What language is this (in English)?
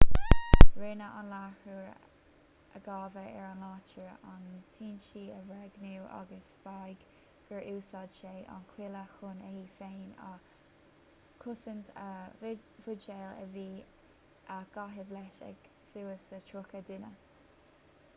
Irish